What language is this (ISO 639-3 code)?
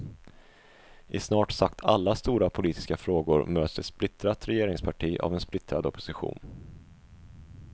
swe